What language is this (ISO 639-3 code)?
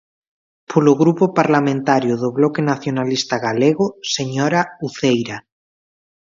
glg